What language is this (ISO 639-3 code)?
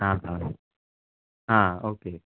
kok